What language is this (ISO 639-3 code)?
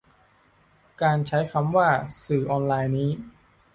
tha